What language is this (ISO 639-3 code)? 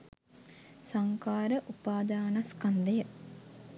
sin